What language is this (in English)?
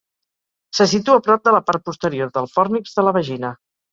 Catalan